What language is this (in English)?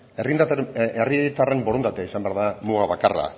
Basque